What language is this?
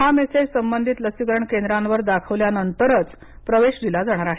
Marathi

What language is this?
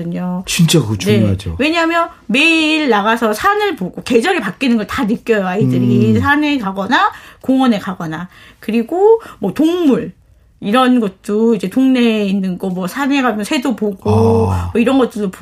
Korean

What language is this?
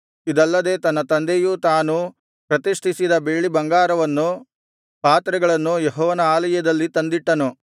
Kannada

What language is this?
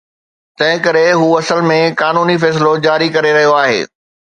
Sindhi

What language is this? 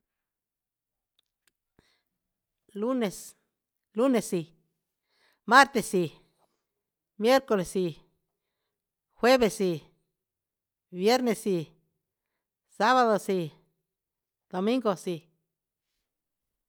Huitepec Mixtec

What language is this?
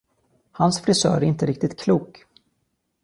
Swedish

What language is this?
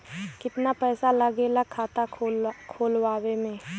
Bhojpuri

